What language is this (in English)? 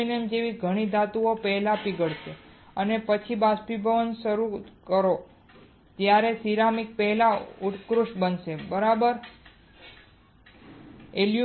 Gujarati